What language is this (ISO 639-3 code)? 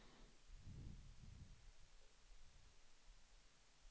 swe